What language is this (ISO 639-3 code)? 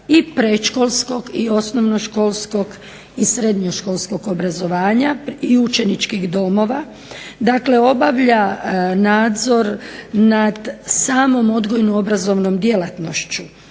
hrv